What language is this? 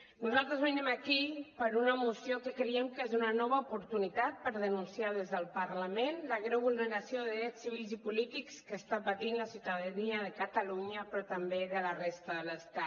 Catalan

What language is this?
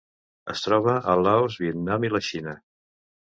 Catalan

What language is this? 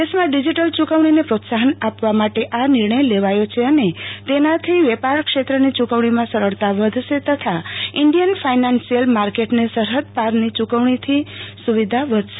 Gujarati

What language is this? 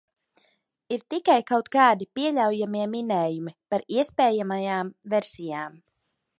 Latvian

